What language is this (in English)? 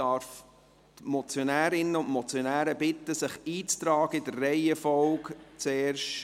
Swiss German